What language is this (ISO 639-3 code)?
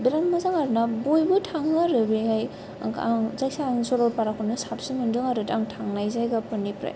brx